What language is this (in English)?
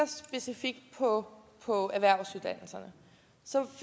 Danish